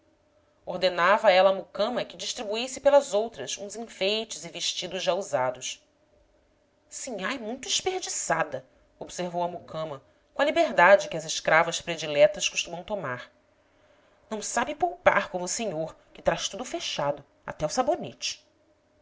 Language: Portuguese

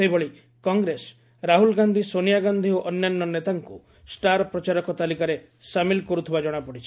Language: Odia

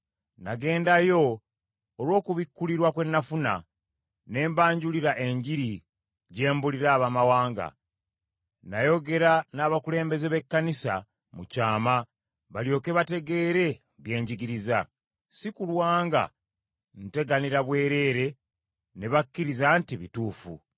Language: Ganda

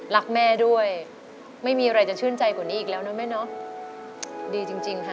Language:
Thai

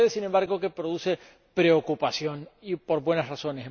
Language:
Spanish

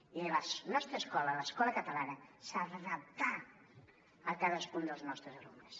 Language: Catalan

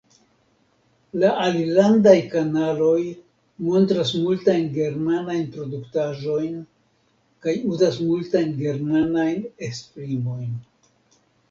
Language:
Esperanto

